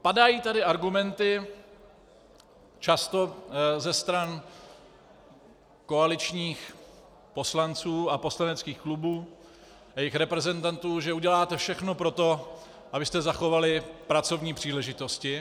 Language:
Czech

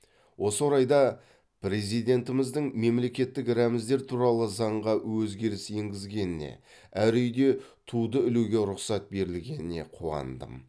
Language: Kazakh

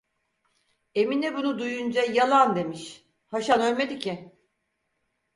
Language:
Turkish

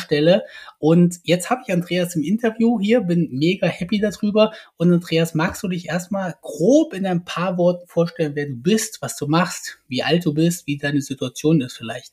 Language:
German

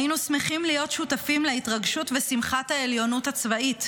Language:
Hebrew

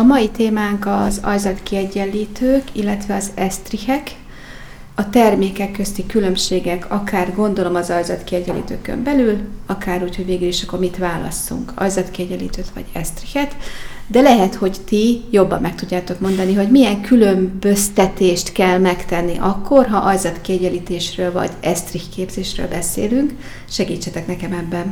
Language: Hungarian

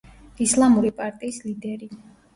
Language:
Georgian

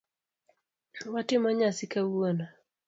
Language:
Luo (Kenya and Tanzania)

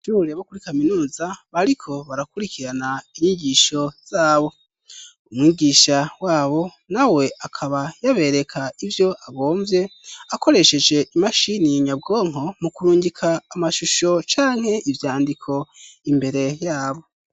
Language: Rundi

